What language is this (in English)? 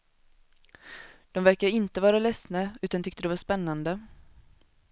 Swedish